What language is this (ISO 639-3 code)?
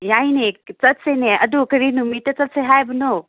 mni